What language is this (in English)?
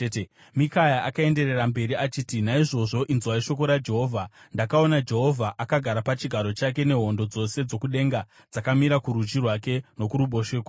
Shona